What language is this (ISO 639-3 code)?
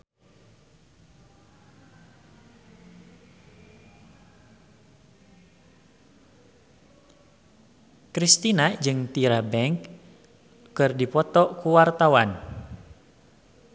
sun